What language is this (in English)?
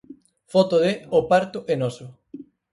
Galician